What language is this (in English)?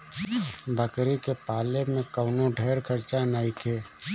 Bhojpuri